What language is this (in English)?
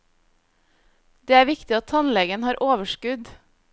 Norwegian